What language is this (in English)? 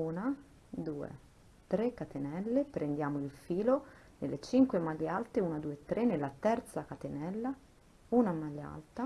Italian